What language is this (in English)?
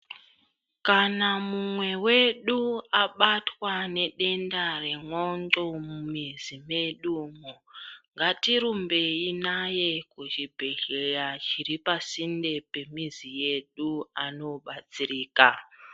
Ndau